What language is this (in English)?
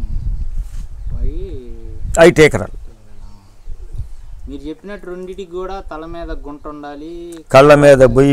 Telugu